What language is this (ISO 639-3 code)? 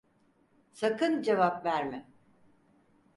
tur